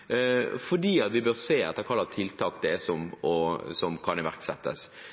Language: Norwegian Bokmål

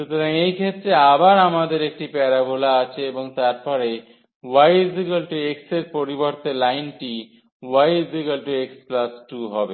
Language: Bangla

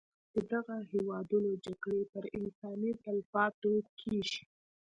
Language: Pashto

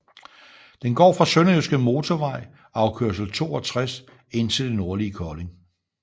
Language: Danish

